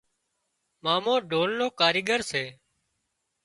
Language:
Wadiyara Koli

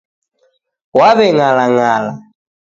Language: Taita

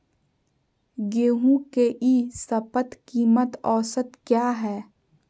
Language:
Magahi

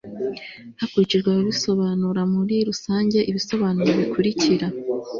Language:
Kinyarwanda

